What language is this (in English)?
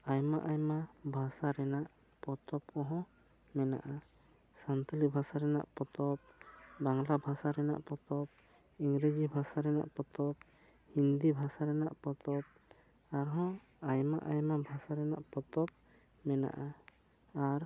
Santali